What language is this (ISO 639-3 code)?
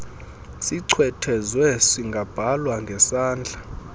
xho